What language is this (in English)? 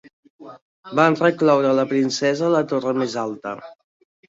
Catalan